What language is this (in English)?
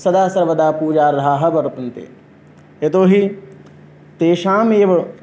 Sanskrit